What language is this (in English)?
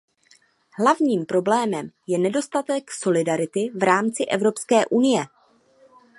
Czech